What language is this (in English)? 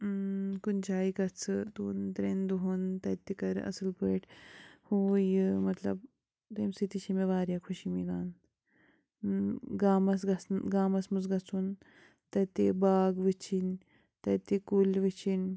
Kashmiri